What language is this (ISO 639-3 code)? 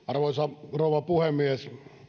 fin